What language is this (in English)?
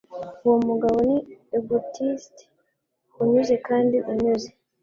Kinyarwanda